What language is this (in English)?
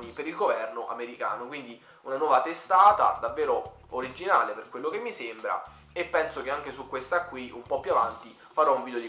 Italian